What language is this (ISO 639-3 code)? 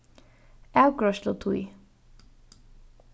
fao